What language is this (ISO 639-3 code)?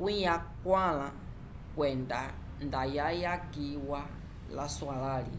umb